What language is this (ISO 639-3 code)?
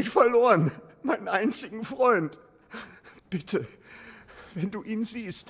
deu